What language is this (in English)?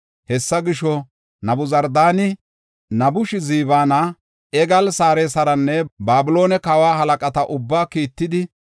Gofa